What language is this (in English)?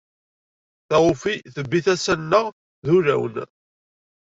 Kabyle